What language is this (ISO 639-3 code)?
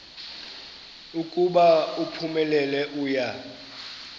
xho